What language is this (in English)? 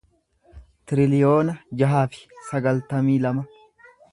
Oromo